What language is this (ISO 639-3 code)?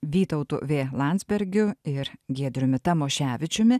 lit